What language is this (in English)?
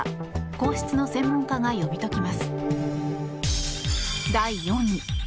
Japanese